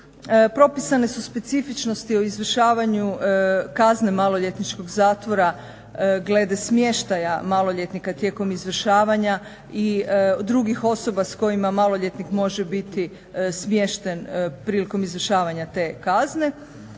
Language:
Croatian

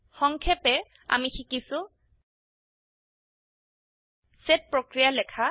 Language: Assamese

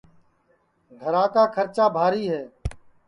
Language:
Sansi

